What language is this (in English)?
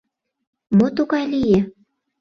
Mari